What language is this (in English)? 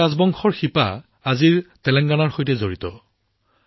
Assamese